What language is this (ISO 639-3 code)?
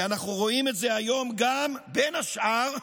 heb